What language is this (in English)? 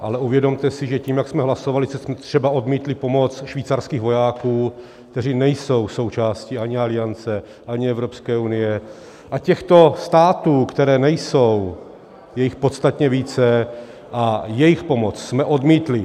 Czech